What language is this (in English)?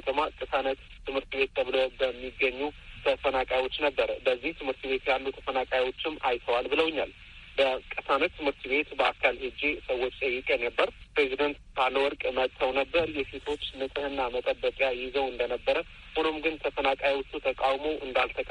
Amharic